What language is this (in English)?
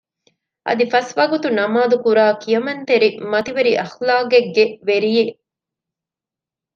Divehi